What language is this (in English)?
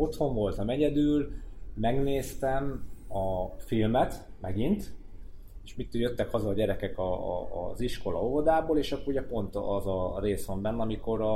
Hungarian